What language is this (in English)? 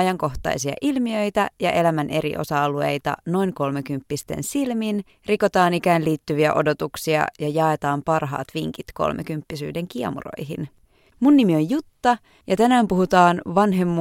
Finnish